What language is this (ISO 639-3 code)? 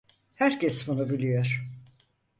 tur